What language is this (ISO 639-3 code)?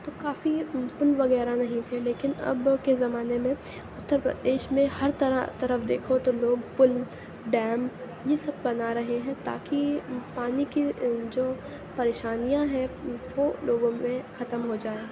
urd